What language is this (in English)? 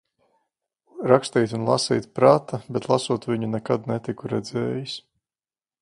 Latvian